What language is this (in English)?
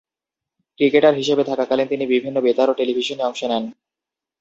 Bangla